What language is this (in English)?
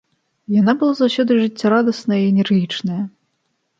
Belarusian